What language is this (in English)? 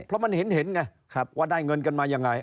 Thai